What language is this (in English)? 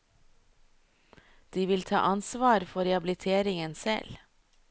Norwegian